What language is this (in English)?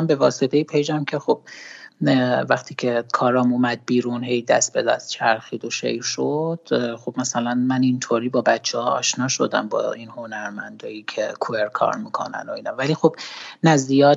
Persian